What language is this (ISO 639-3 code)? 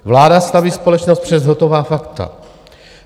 ces